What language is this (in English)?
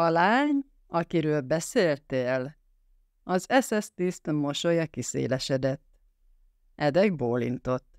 Hungarian